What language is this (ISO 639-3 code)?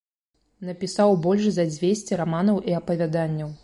bel